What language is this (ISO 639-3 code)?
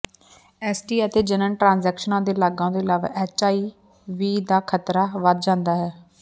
pan